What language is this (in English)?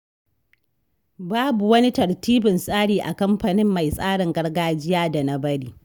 Hausa